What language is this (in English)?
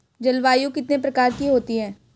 Hindi